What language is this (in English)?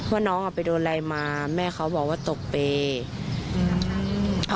Thai